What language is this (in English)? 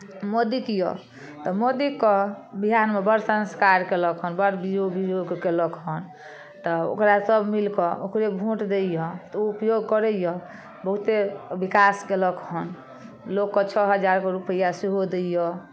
Maithili